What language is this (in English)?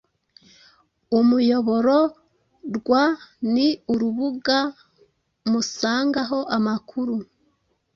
Kinyarwanda